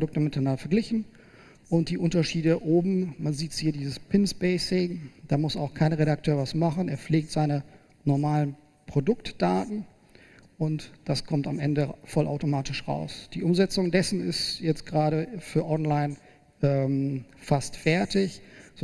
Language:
German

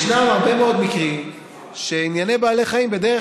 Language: Hebrew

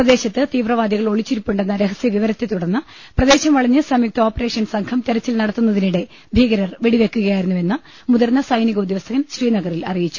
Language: Malayalam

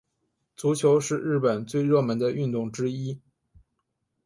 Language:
Chinese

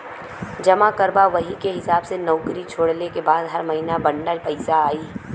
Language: Bhojpuri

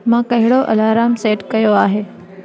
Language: Sindhi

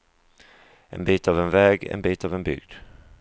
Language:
Swedish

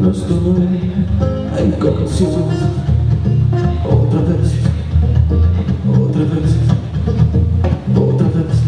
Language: Ukrainian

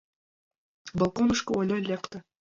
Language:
Mari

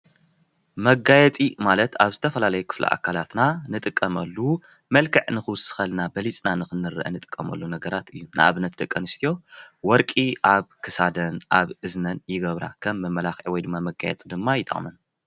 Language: Tigrinya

